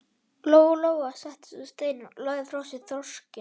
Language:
Icelandic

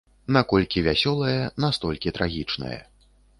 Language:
Belarusian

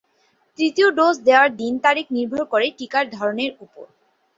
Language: Bangla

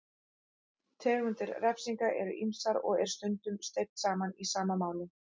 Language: Icelandic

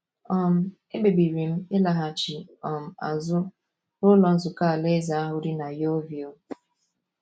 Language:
Igbo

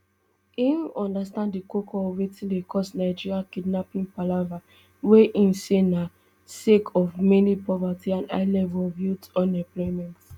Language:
Nigerian Pidgin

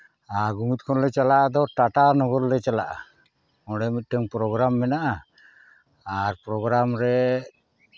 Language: Santali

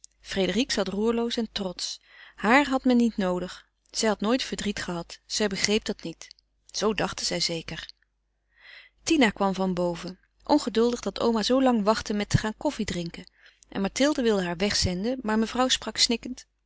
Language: Dutch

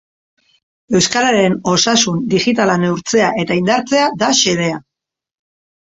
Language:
Basque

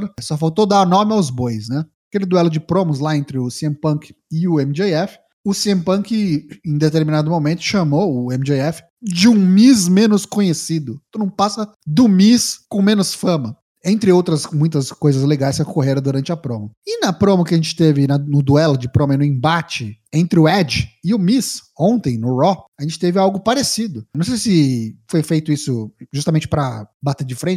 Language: Portuguese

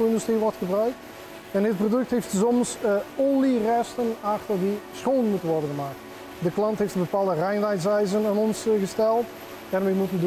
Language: Dutch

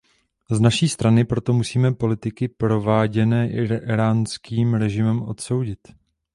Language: Czech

